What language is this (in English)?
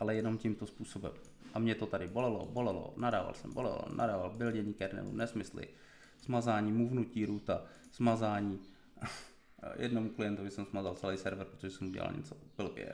Czech